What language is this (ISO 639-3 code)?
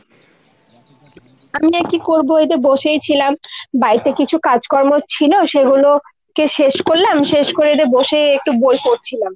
ben